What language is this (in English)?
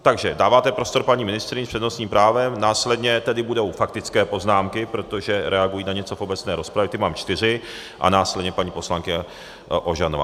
Czech